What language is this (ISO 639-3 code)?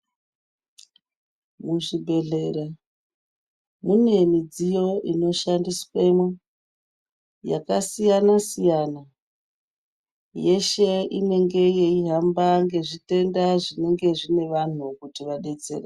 ndc